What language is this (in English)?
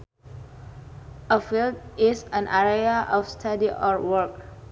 Sundanese